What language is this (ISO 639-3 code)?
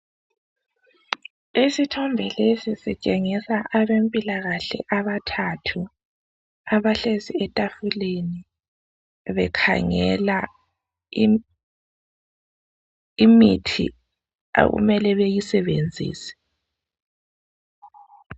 nde